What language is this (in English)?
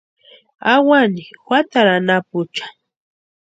Western Highland Purepecha